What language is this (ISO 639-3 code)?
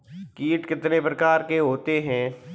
hin